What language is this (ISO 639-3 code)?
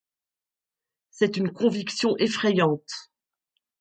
fra